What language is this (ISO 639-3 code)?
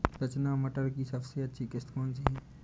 hin